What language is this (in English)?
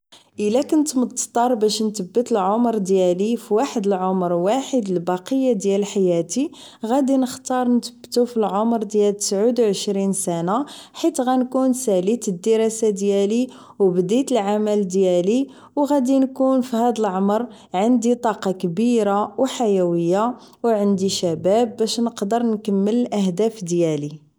Moroccan Arabic